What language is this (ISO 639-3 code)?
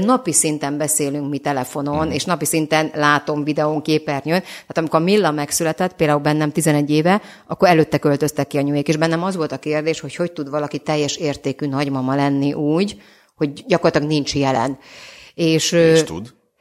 hun